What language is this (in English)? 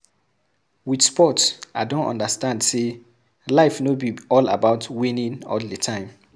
Nigerian Pidgin